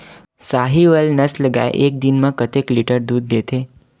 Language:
Chhattisgarhi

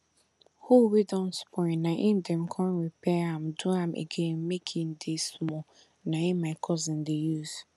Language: Nigerian Pidgin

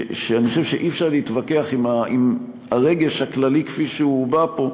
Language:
Hebrew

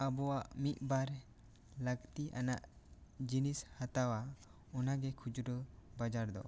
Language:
Santali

